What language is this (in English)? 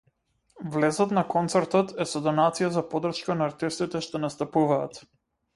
Macedonian